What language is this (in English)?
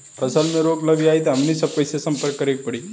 Bhojpuri